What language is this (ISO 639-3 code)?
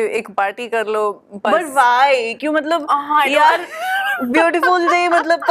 pan